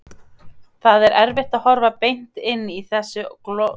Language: Icelandic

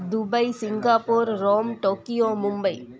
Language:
Sindhi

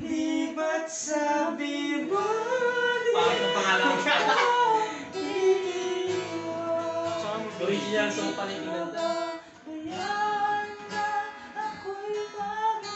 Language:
Indonesian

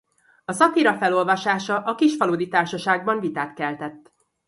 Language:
Hungarian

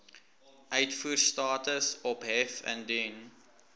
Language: Afrikaans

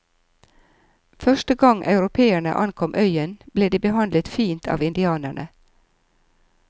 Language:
Norwegian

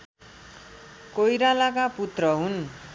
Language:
Nepali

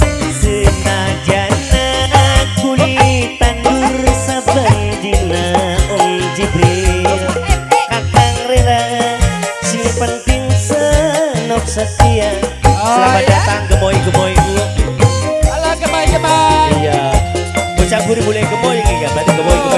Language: Indonesian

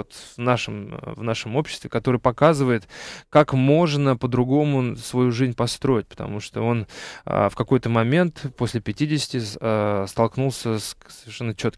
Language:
Russian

